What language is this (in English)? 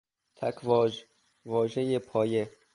Persian